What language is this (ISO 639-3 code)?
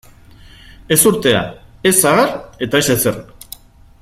eus